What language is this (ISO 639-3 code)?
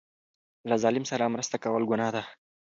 pus